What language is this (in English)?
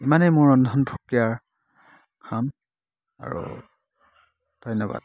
Assamese